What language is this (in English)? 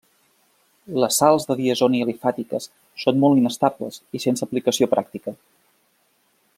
Catalan